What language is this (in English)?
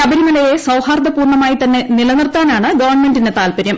Malayalam